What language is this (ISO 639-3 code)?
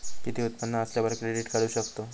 mar